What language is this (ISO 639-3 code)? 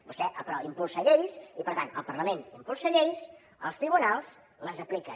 cat